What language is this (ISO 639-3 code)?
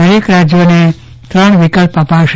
guj